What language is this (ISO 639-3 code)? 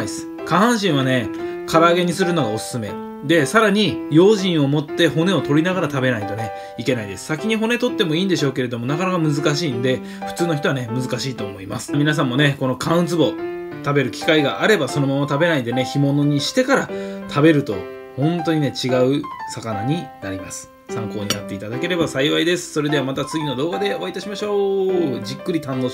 jpn